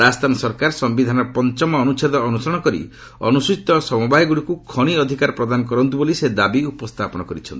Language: Odia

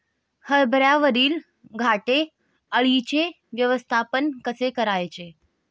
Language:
Marathi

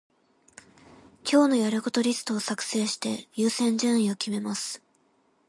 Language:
Japanese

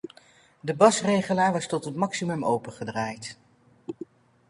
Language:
Dutch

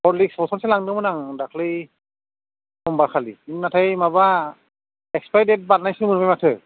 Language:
Bodo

